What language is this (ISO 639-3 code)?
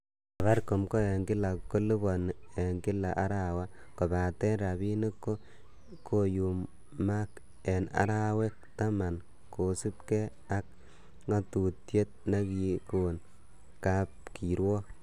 kln